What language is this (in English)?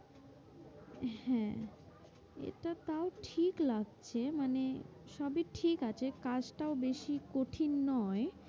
Bangla